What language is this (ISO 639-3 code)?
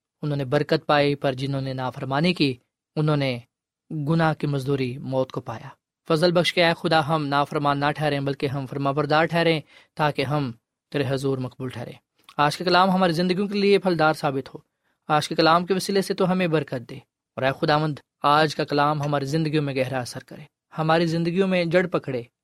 urd